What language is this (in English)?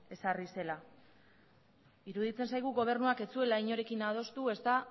Basque